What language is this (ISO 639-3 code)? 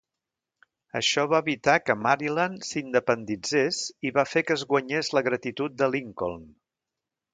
cat